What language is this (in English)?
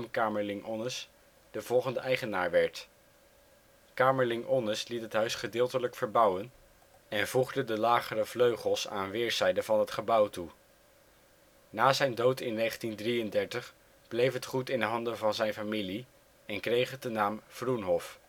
Dutch